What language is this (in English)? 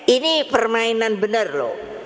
Indonesian